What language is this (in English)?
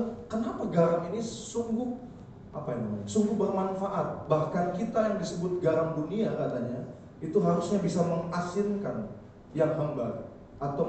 Indonesian